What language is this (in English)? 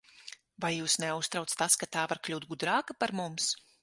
Latvian